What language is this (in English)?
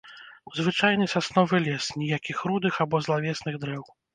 Belarusian